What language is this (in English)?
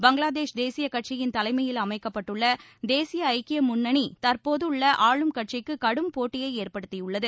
Tamil